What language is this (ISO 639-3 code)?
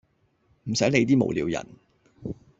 yue